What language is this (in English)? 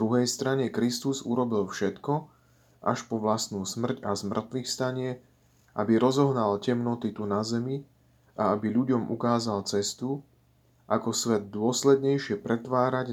Slovak